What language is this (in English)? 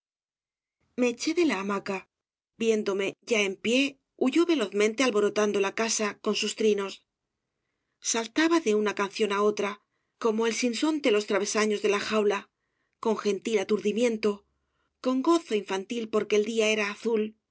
Spanish